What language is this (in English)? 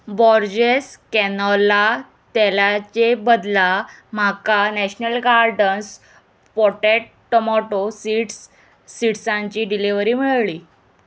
Konkani